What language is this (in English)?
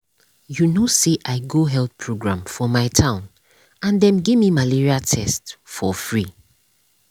Nigerian Pidgin